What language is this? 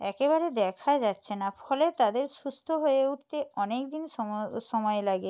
Bangla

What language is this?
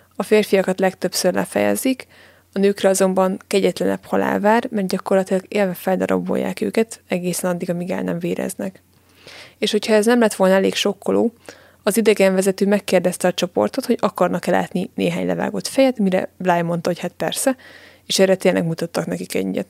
Hungarian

